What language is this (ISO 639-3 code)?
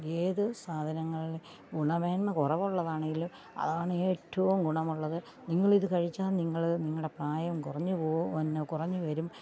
mal